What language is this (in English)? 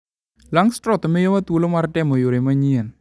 Luo (Kenya and Tanzania)